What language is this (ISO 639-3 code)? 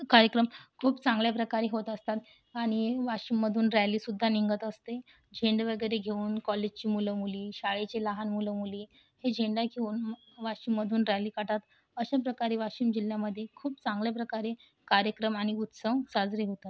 mar